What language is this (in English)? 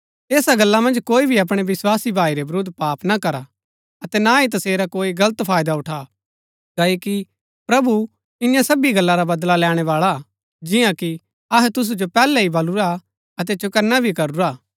Gaddi